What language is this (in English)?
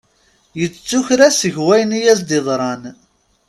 Kabyle